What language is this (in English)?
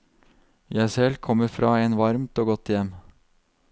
Norwegian